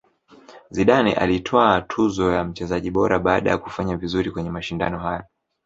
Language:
Swahili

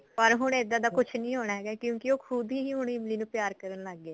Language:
Punjabi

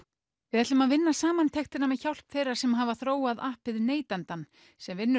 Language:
Icelandic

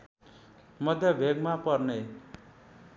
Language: Nepali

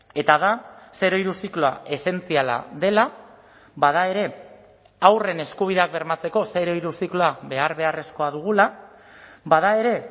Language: Basque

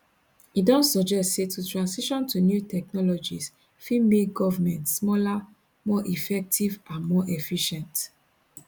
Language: Nigerian Pidgin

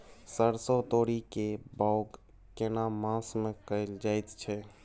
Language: Maithili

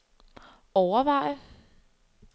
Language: Danish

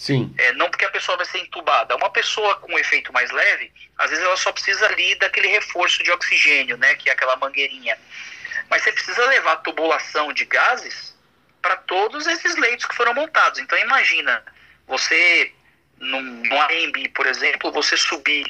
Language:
Portuguese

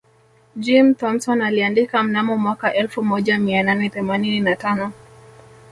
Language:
Swahili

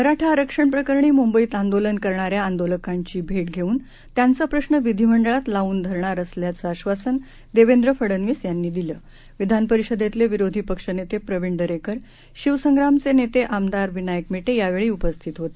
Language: Marathi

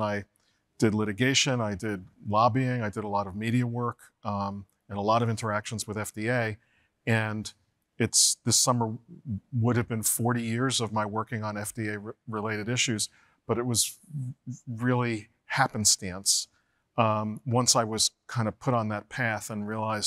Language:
English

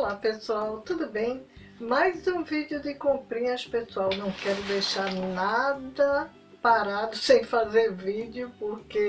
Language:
Portuguese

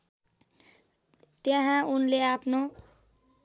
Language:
Nepali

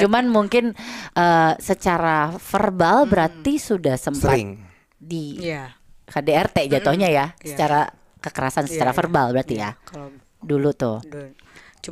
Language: Indonesian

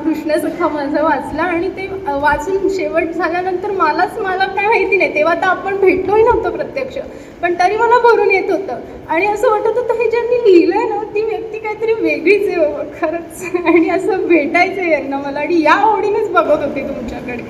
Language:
Marathi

